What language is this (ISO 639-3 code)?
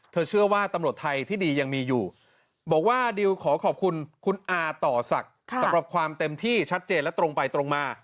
tha